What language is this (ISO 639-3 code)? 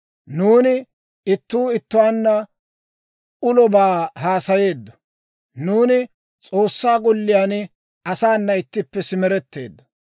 dwr